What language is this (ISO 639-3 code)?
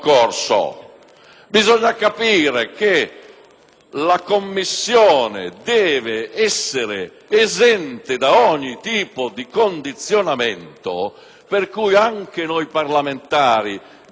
ita